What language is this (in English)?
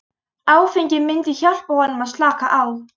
Icelandic